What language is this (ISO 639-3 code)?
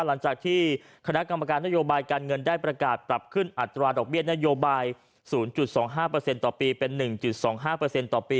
tha